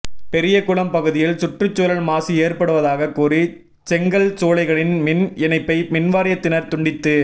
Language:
Tamil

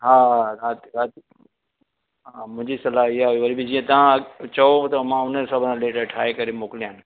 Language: Sindhi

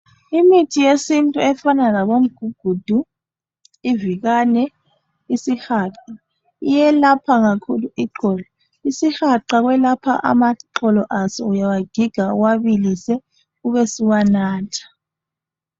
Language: North Ndebele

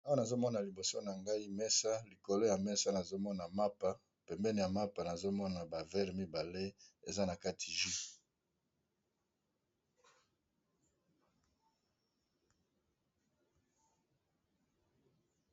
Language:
Lingala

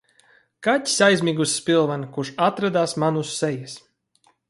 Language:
Latvian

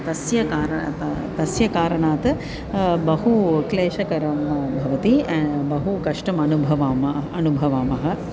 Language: Sanskrit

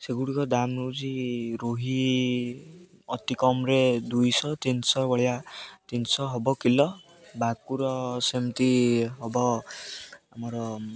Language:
Odia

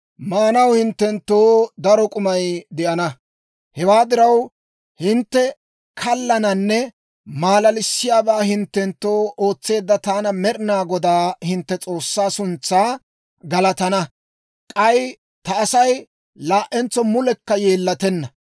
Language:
Dawro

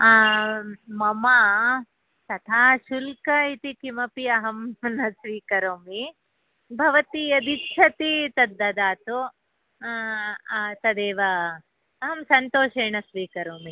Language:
Sanskrit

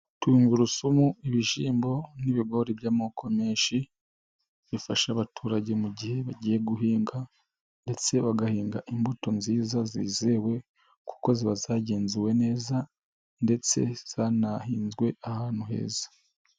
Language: Kinyarwanda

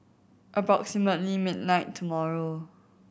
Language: English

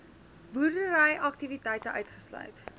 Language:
Afrikaans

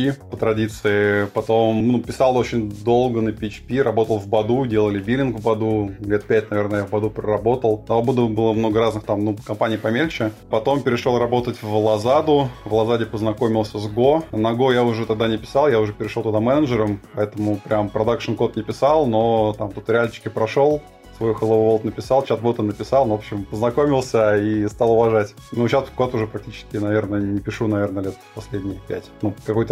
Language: Russian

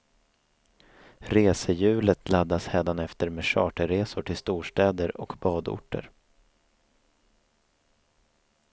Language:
Swedish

